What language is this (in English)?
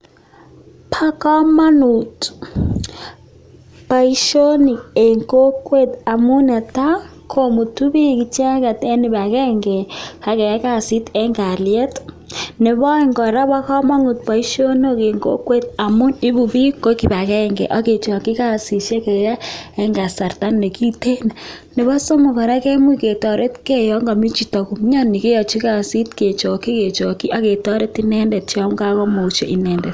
Kalenjin